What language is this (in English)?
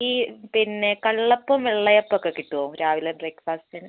Malayalam